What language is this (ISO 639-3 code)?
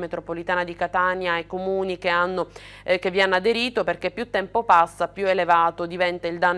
ita